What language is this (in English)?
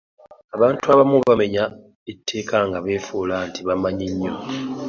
Ganda